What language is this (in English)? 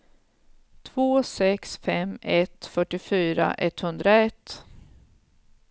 Swedish